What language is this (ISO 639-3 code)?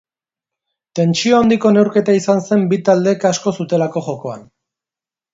eus